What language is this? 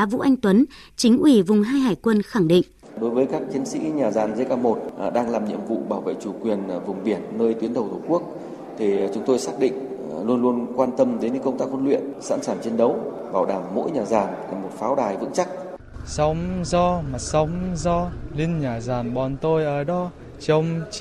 Vietnamese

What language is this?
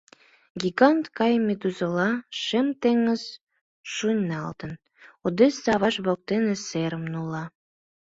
Mari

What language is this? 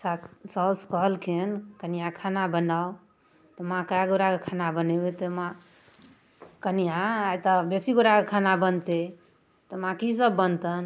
Maithili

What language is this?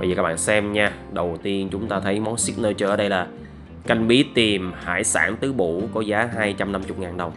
Vietnamese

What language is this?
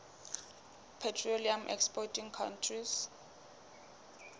Southern Sotho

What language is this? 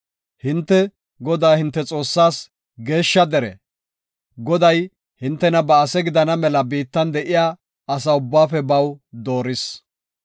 Gofa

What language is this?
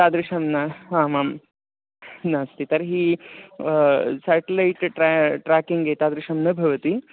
Sanskrit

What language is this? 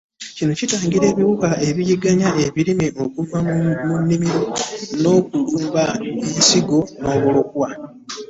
Ganda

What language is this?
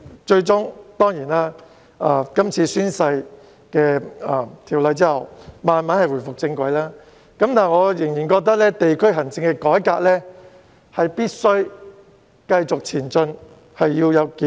Cantonese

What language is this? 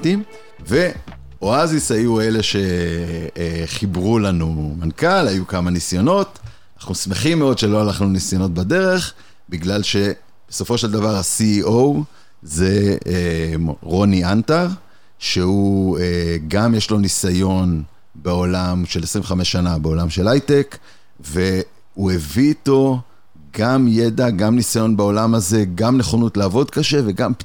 Hebrew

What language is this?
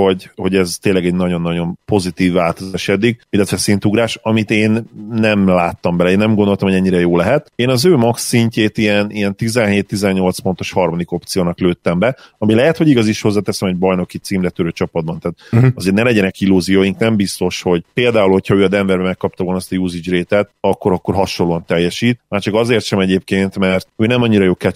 Hungarian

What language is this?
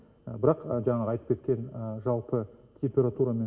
Kazakh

